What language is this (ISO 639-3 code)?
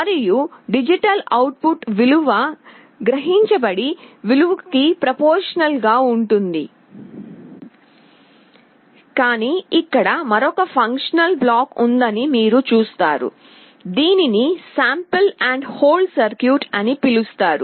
tel